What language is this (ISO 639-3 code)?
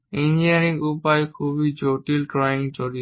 ben